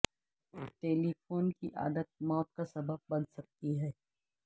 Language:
Urdu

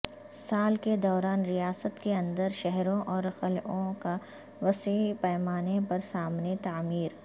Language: Urdu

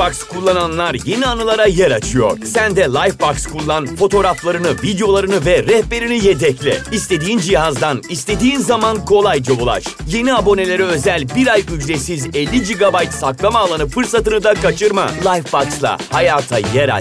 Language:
Turkish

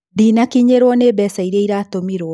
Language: Kikuyu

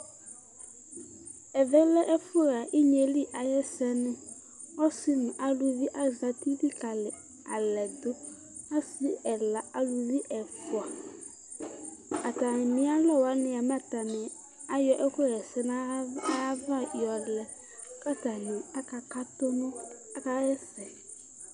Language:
Ikposo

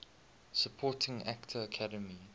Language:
English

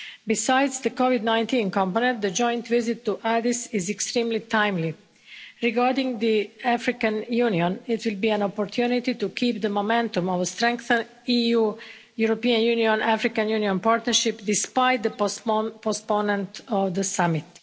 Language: English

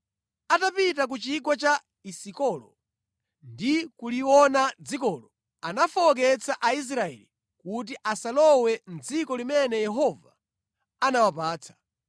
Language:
Nyanja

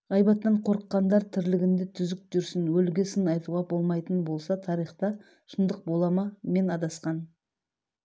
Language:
Kazakh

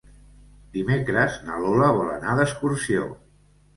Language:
Catalan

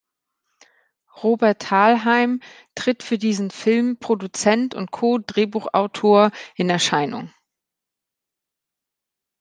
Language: German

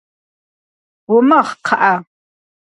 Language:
Kabardian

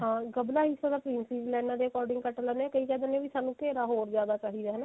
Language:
Punjabi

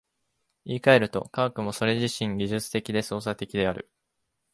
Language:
Japanese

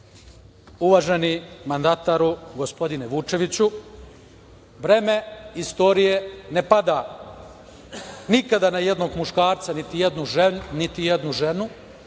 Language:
Serbian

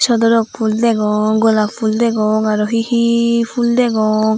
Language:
Chakma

